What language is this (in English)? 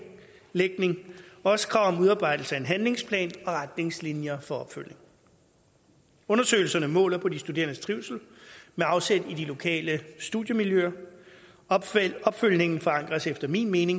Danish